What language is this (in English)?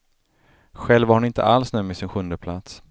Swedish